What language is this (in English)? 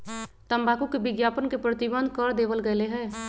Magahi